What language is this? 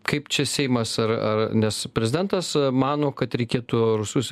Lithuanian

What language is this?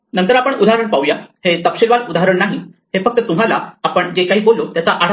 Marathi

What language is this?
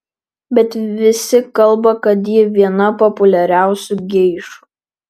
Lithuanian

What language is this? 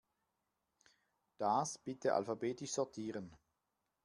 German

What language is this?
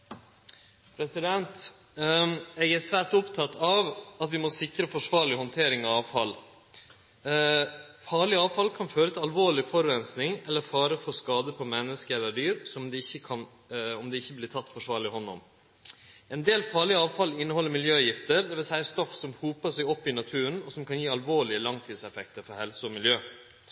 Norwegian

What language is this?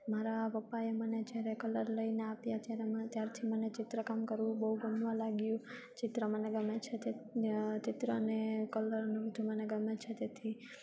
Gujarati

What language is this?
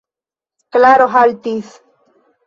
Esperanto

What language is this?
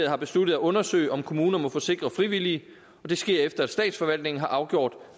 Danish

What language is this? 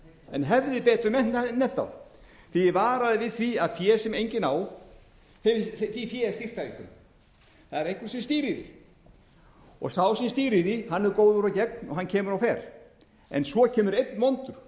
Icelandic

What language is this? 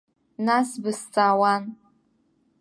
Abkhazian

